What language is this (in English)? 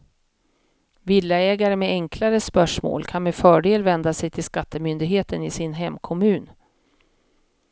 Swedish